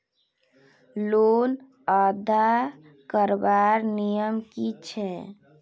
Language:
Magahi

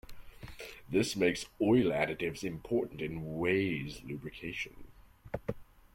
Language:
English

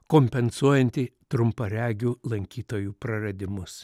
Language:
Lithuanian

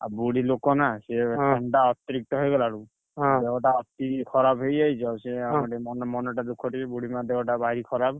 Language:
Odia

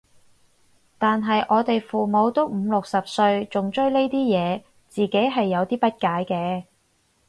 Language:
Cantonese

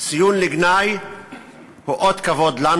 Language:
Hebrew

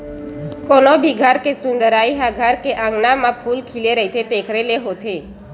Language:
Chhattisgarhi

